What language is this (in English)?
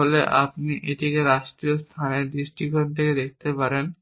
Bangla